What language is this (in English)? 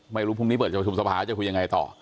Thai